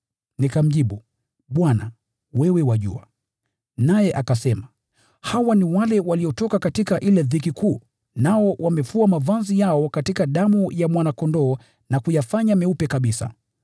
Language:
Swahili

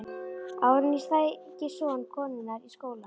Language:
Icelandic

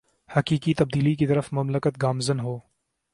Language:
Urdu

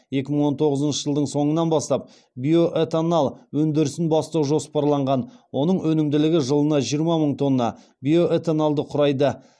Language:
Kazakh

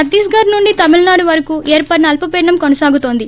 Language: Telugu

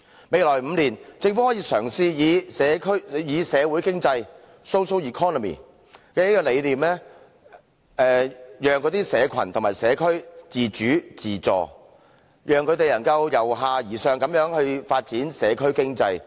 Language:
Cantonese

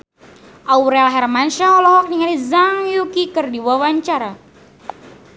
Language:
Sundanese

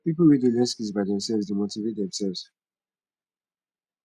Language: Nigerian Pidgin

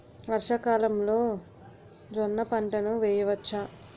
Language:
Telugu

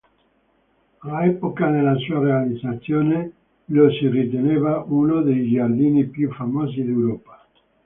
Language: Italian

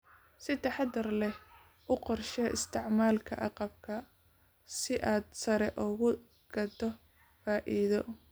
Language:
Somali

